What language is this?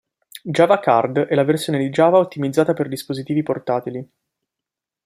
Italian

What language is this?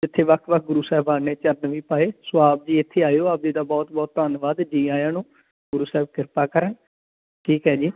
Punjabi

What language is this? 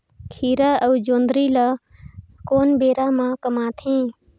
Chhattisgarhi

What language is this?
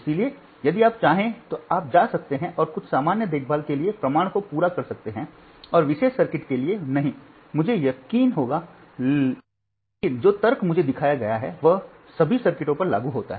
Hindi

